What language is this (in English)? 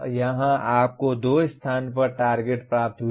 Hindi